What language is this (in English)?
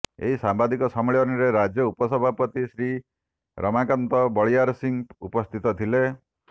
Odia